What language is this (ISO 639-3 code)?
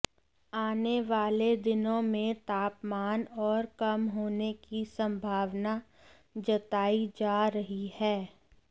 hin